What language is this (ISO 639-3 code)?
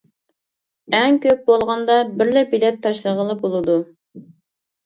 uig